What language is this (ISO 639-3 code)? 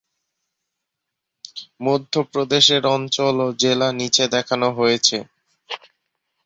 ben